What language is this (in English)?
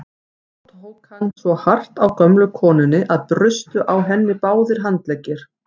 Icelandic